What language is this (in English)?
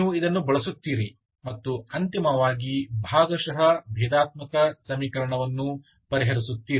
Kannada